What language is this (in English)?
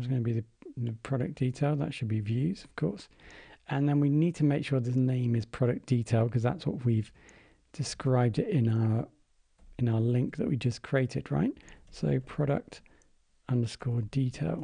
English